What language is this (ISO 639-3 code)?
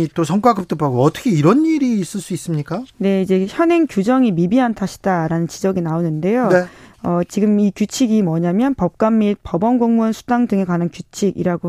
kor